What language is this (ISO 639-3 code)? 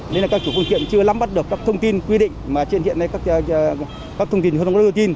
vie